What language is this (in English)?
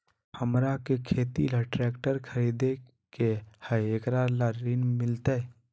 Magahi